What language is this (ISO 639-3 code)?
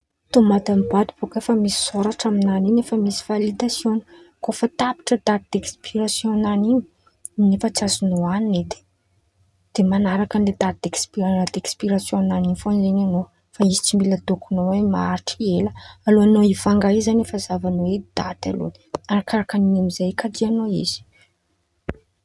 xmv